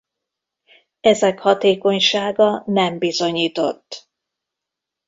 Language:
Hungarian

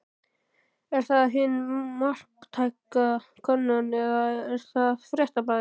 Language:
Icelandic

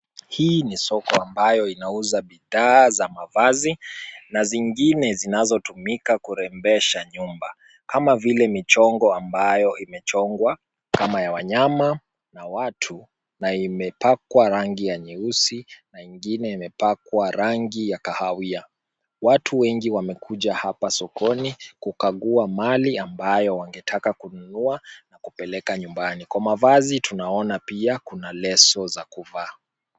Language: Swahili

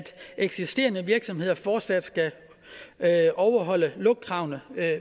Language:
Danish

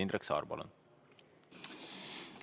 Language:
Estonian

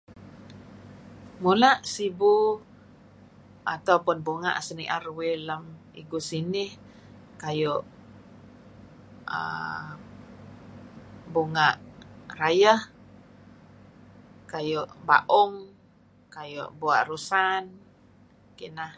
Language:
Kelabit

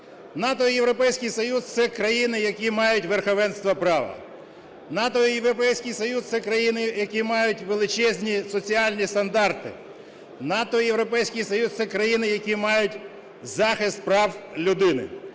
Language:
Ukrainian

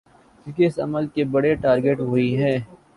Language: Urdu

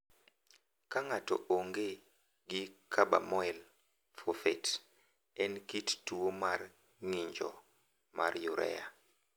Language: Luo (Kenya and Tanzania)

